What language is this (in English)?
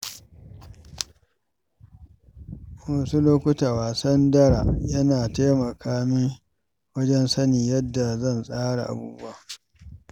Hausa